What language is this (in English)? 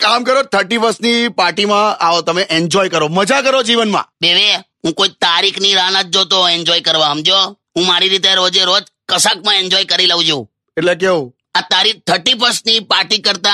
Hindi